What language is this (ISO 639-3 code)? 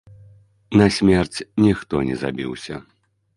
bel